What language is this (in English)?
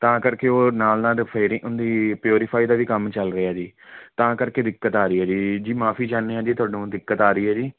Punjabi